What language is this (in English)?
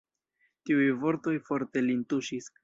Esperanto